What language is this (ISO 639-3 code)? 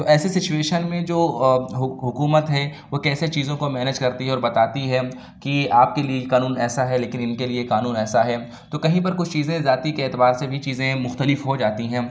urd